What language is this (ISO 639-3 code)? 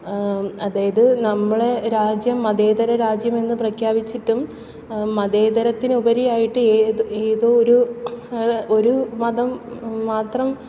mal